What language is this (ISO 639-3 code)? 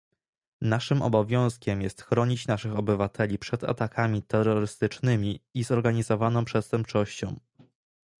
pol